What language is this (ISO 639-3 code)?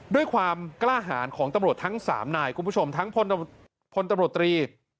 tha